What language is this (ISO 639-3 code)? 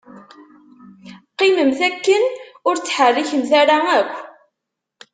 kab